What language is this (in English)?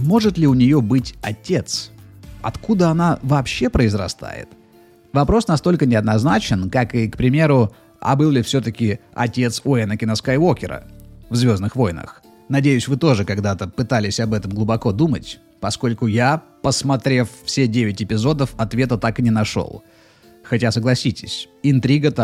Russian